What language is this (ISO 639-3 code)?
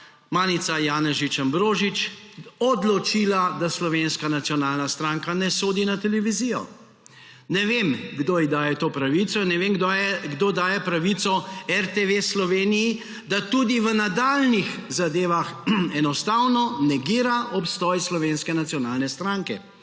slv